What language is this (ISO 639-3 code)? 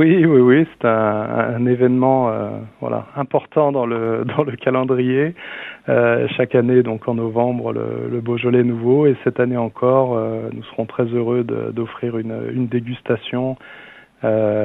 fra